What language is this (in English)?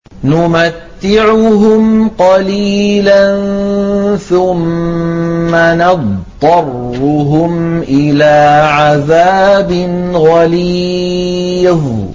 Arabic